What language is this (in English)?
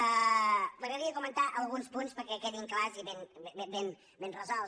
Catalan